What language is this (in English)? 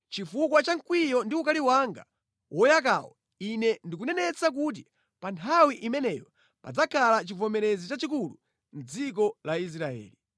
Nyanja